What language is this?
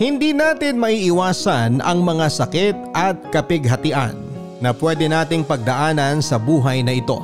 Filipino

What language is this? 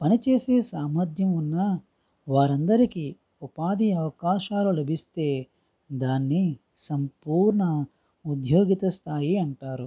Telugu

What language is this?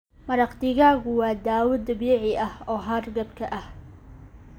Somali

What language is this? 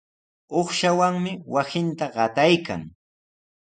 Sihuas Ancash Quechua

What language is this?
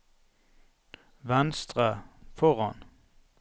Norwegian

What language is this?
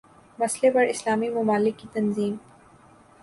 Urdu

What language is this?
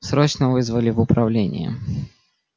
Russian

